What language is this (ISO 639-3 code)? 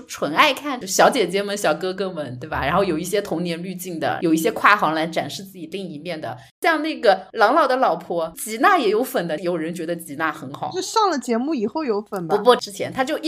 zho